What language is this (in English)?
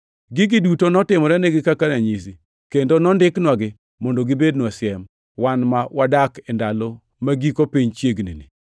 Luo (Kenya and Tanzania)